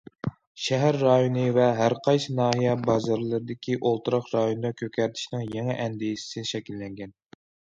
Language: Uyghur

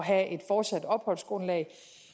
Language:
Danish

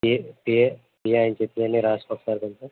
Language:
Telugu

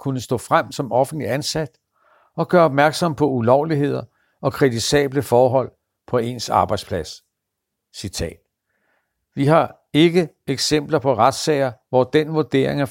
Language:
Danish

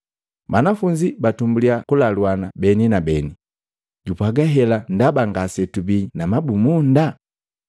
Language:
Matengo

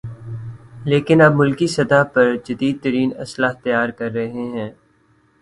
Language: Urdu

